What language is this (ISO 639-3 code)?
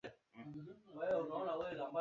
swa